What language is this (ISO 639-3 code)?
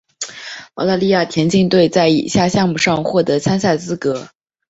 zho